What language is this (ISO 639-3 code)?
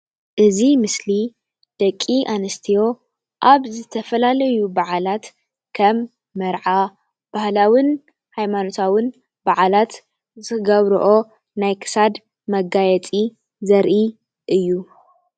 tir